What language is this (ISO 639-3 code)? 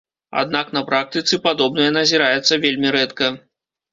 bel